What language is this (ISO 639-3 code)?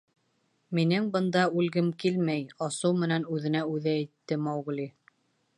bak